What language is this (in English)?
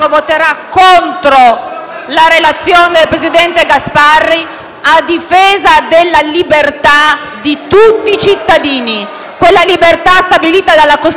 Italian